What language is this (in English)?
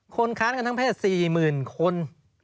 Thai